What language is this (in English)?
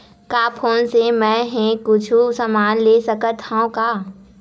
Chhattisgarhi